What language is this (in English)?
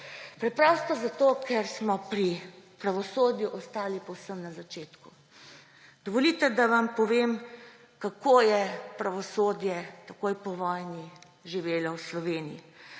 Slovenian